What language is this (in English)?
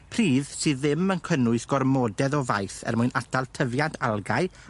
Welsh